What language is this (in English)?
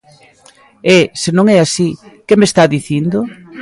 Galician